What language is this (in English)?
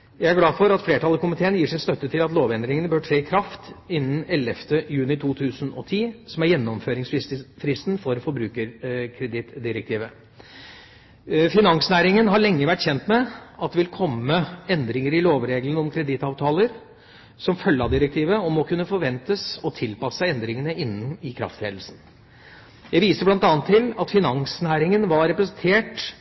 Norwegian Bokmål